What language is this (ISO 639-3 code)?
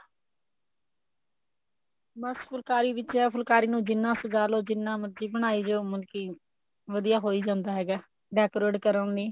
pan